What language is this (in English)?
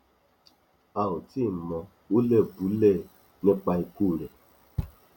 Yoruba